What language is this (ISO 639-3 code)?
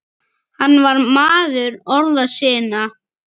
isl